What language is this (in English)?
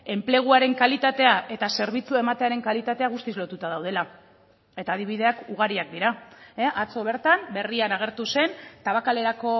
Basque